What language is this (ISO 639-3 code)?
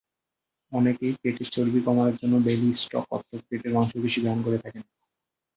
ben